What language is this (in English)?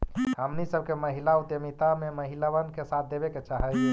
Magahi